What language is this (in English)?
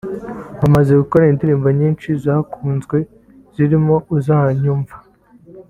Kinyarwanda